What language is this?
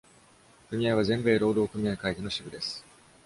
Japanese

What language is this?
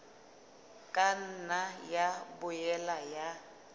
Southern Sotho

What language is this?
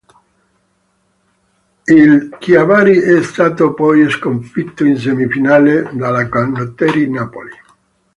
Italian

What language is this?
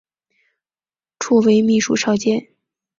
Chinese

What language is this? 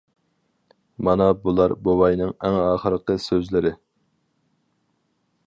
Uyghur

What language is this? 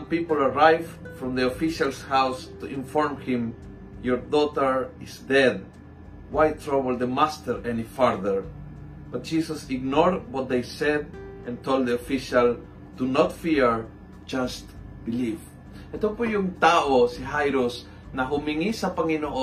Filipino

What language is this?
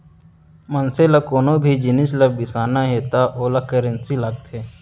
Chhattisgarhi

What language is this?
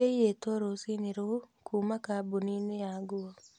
Kikuyu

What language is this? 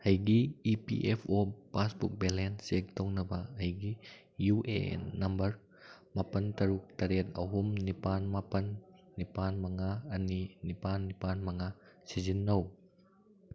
Manipuri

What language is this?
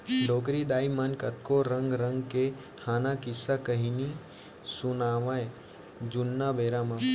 Chhattisgarhi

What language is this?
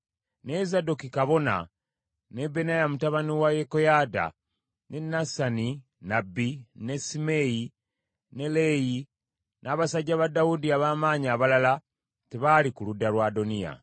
Ganda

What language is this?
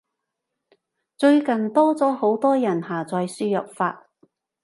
Cantonese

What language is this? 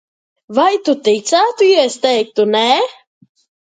Latvian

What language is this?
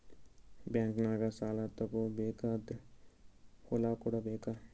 Kannada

